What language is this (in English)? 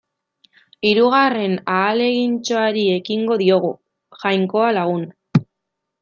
Basque